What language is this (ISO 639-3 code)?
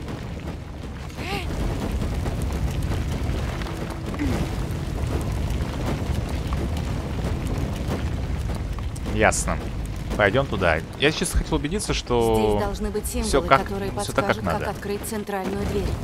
rus